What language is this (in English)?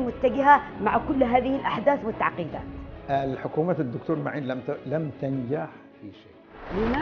Arabic